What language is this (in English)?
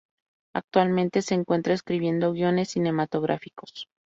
Spanish